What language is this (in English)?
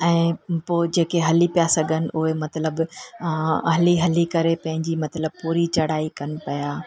Sindhi